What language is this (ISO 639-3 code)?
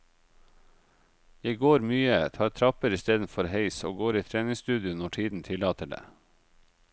nor